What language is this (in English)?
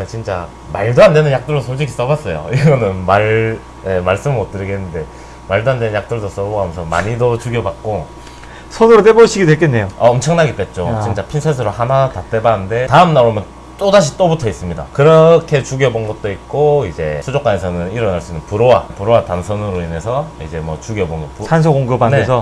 Korean